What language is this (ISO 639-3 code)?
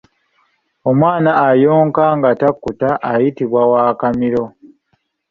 lug